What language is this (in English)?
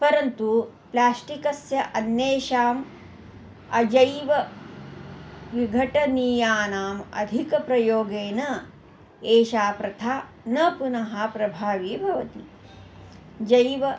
Sanskrit